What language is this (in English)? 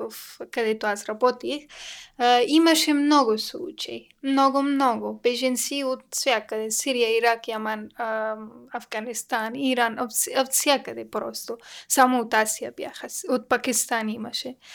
Bulgarian